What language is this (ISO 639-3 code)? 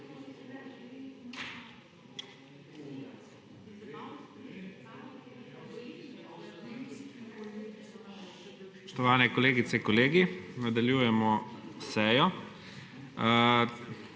slv